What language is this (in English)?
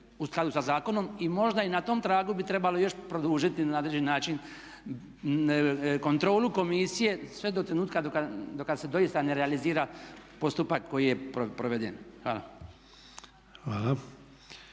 Croatian